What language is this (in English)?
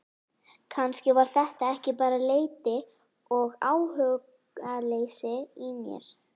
Icelandic